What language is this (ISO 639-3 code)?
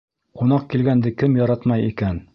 bak